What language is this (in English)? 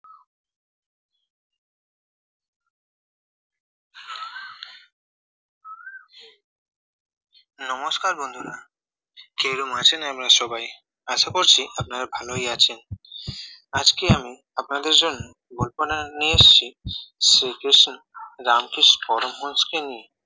Bangla